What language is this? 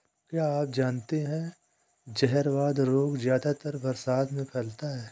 Hindi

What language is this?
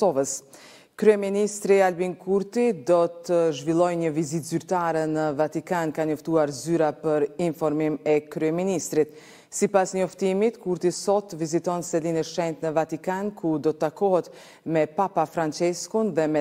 Romanian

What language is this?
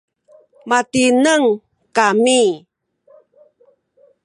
Sakizaya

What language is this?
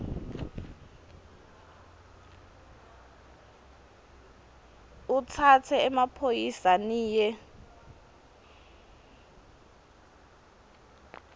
Swati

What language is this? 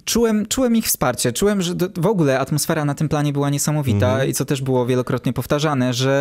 Polish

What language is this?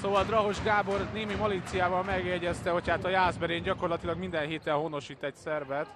Hungarian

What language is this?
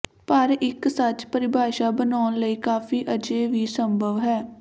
Punjabi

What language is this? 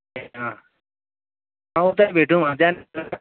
Nepali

